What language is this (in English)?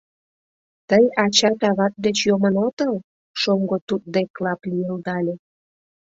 Mari